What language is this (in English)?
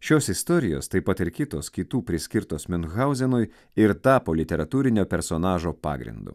Lithuanian